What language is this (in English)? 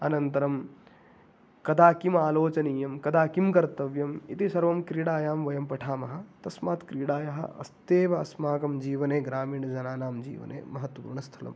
Sanskrit